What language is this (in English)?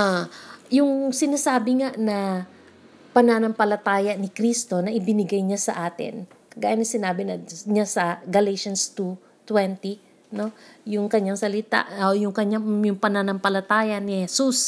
Filipino